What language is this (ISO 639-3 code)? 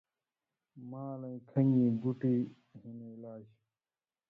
mvy